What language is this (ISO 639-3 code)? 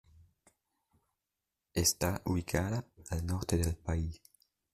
spa